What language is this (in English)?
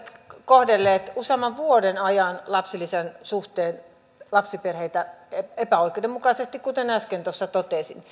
Finnish